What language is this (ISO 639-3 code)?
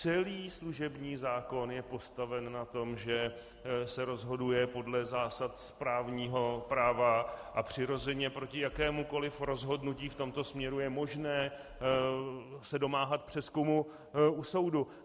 ces